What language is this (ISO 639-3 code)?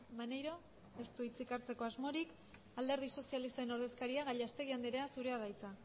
eus